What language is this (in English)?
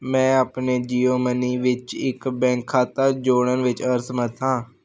Punjabi